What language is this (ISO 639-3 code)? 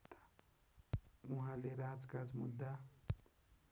nep